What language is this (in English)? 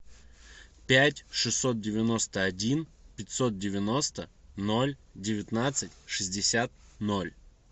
Russian